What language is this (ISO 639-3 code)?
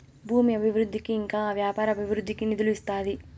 tel